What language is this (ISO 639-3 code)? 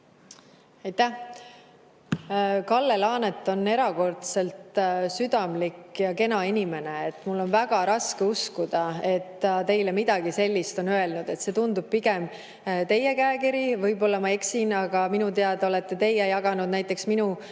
est